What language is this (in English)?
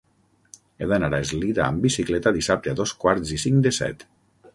Catalan